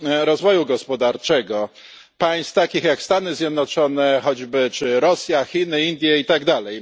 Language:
Polish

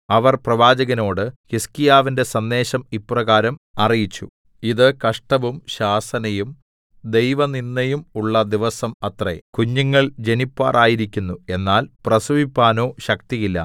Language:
Malayalam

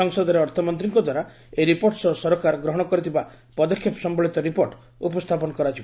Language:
Odia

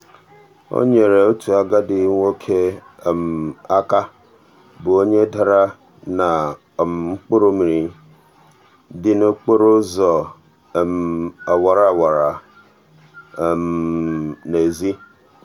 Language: Igbo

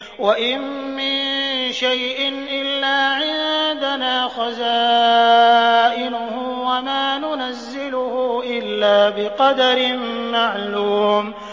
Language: Arabic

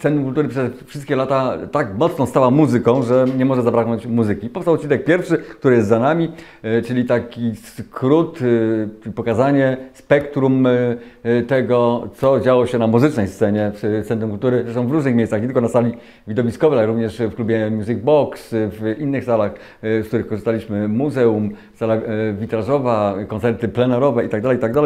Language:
Polish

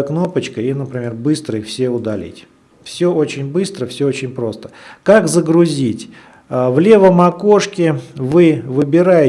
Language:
Russian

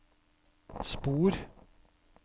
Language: Norwegian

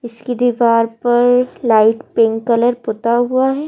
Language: Hindi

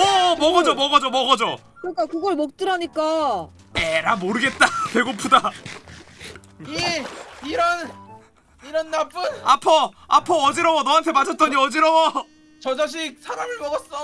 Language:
Korean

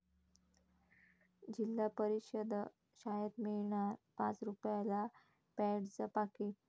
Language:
Marathi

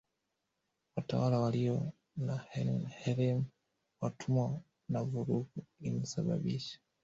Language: Swahili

